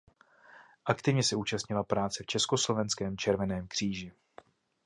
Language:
Czech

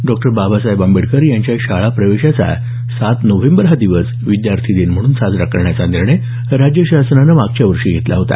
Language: Marathi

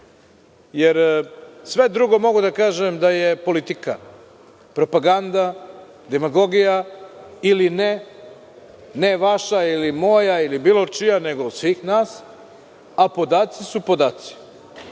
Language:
Serbian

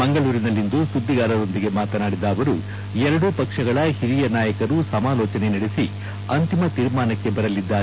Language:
Kannada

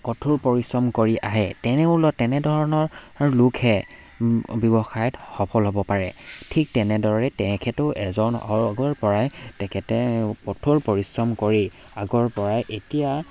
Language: Assamese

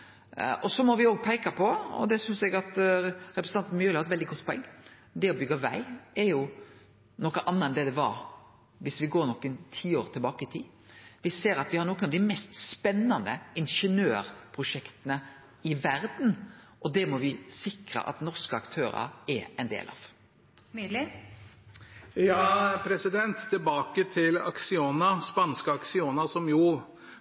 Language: Norwegian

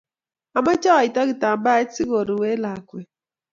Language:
Kalenjin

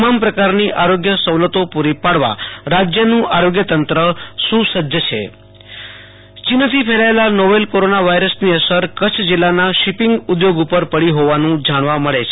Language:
Gujarati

